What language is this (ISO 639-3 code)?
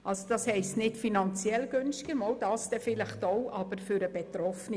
gsw